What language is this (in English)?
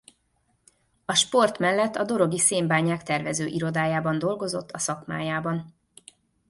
Hungarian